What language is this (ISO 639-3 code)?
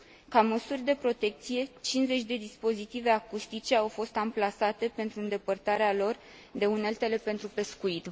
ron